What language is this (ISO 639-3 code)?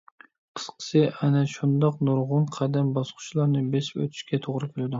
uig